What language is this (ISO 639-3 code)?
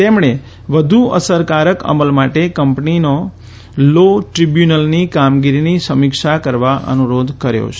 guj